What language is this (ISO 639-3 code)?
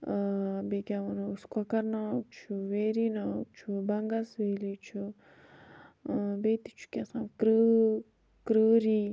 kas